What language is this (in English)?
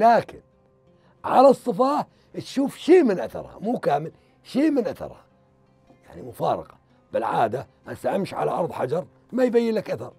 Arabic